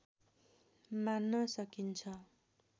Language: Nepali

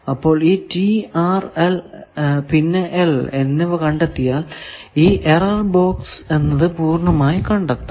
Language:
Malayalam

